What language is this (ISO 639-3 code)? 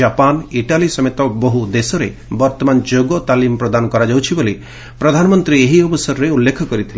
ori